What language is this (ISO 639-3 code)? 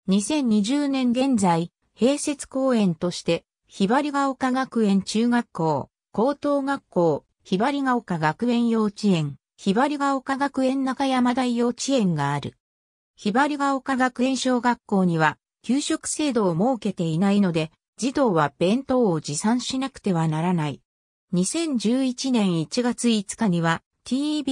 jpn